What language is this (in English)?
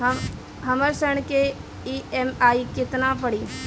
Bhojpuri